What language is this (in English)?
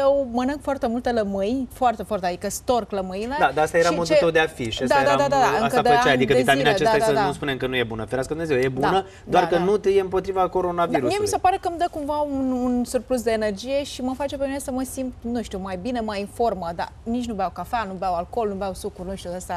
Romanian